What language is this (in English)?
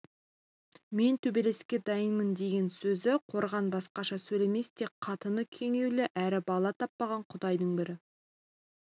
Kazakh